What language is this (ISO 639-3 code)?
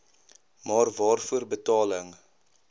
afr